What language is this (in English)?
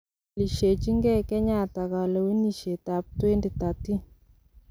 Kalenjin